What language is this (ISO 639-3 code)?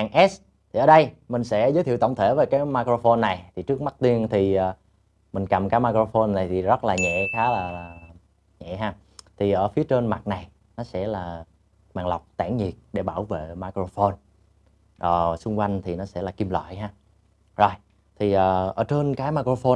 vie